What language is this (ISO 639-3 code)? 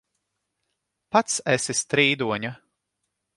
lav